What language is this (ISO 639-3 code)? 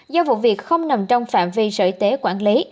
vie